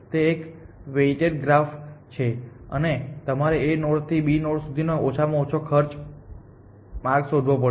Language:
Gujarati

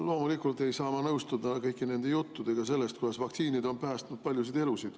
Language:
Estonian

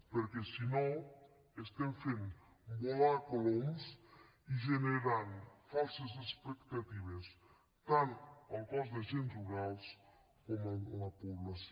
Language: Catalan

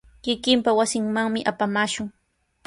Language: Sihuas Ancash Quechua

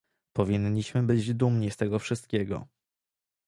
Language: Polish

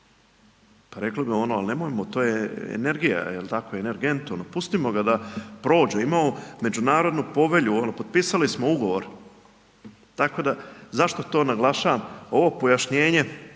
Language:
Croatian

